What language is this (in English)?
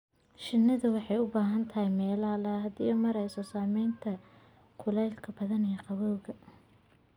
Somali